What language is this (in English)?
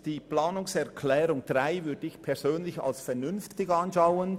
Swiss German